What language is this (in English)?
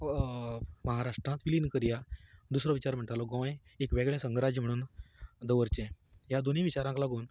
Konkani